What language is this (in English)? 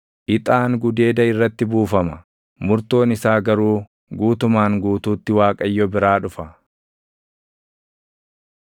Oromo